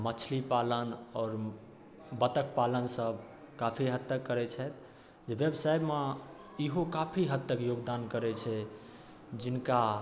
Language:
Maithili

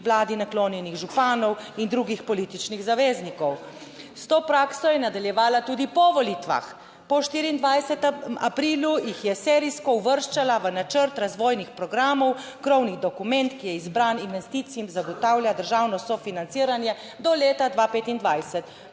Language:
Slovenian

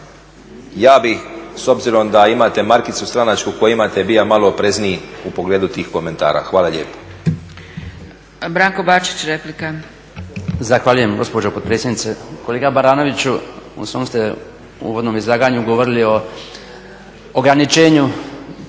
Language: Croatian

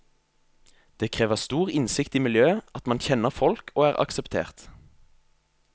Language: Norwegian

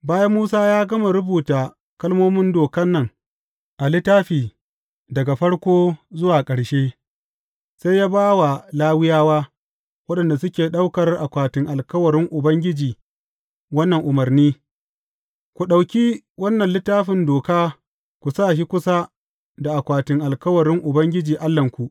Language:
Hausa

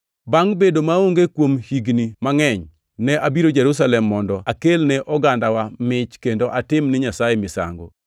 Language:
Luo (Kenya and Tanzania)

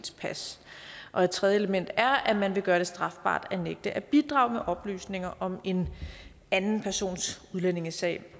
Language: Danish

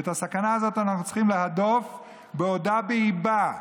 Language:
Hebrew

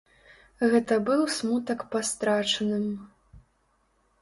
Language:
Belarusian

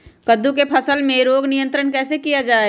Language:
Magahi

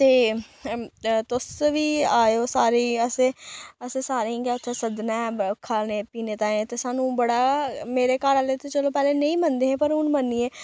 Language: Dogri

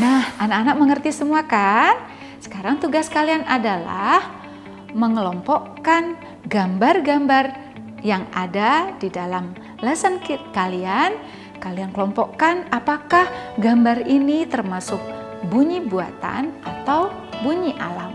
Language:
Indonesian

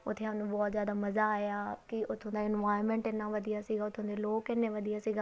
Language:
Punjabi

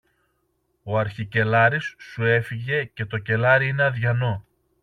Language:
Greek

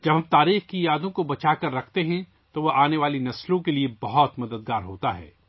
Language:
Urdu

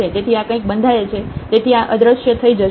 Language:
Gujarati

